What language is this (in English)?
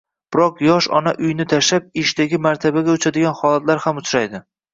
Uzbek